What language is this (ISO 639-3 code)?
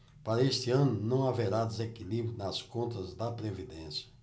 por